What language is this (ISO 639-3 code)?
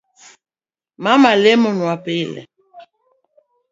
luo